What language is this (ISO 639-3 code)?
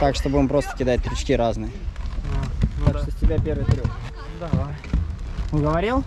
rus